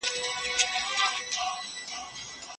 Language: Pashto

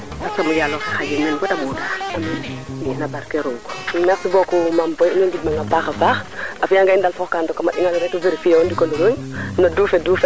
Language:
Serer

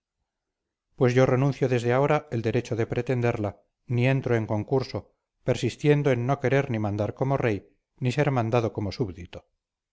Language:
Spanish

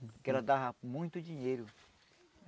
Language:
Portuguese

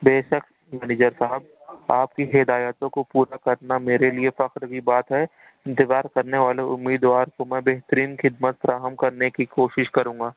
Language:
Urdu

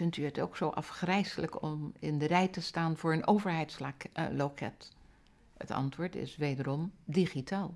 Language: Dutch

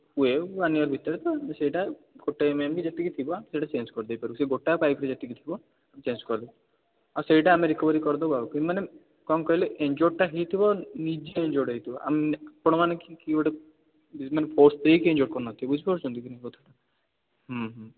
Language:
Odia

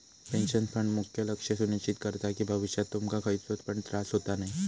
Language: Marathi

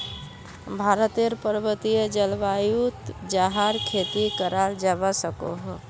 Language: Magahi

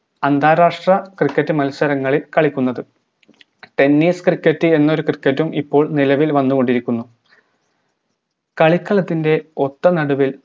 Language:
Malayalam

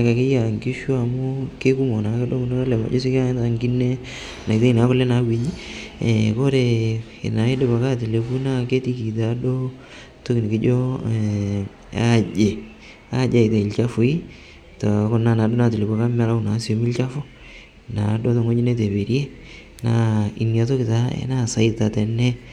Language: Masai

